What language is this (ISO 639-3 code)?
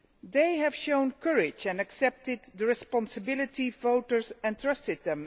eng